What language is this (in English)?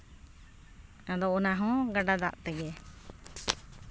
Santali